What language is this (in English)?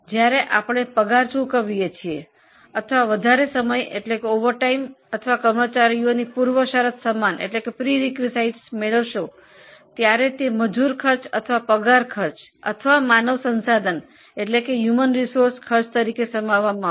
Gujarati